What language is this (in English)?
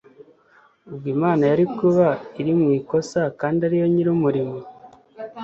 Kinyarwanda